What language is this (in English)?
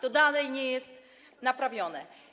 Polish